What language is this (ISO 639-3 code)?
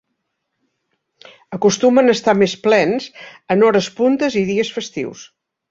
cat